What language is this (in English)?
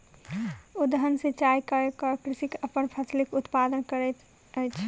Maithili